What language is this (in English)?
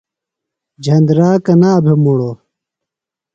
Phalura